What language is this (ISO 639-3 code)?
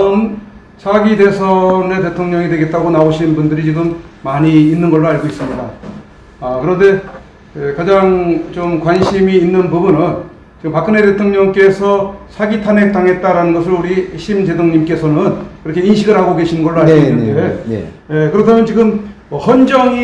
kor